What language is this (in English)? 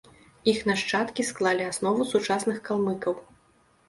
Belarusian